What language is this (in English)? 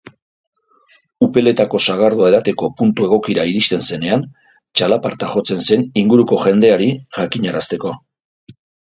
Basque